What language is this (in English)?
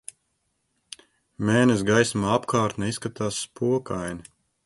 Latvian